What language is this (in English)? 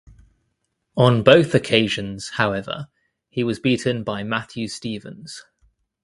English